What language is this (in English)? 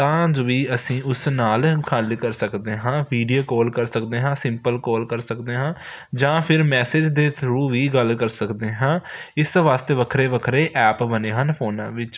Punjabi